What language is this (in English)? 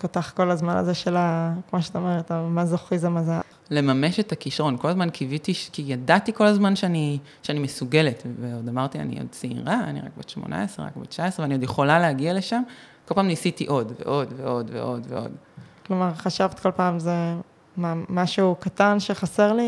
Hebrew